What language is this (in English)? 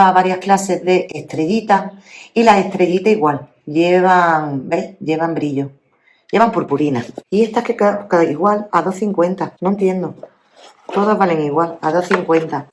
Spanish